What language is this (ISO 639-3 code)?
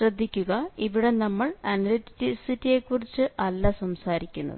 mal